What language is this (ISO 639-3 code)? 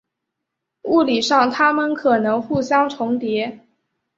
zho